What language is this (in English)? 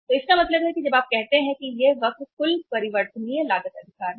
Hindi